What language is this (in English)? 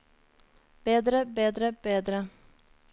Norwegian